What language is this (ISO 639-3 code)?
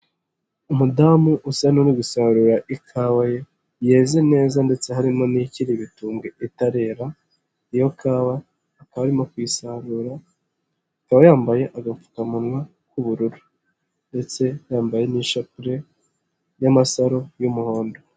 kin